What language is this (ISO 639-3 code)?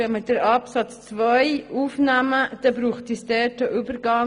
gsw